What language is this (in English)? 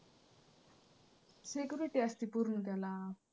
Marathi